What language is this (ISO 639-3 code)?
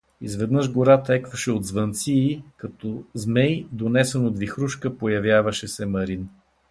bul